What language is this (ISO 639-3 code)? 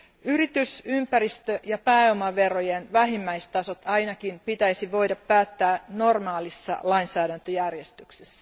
fin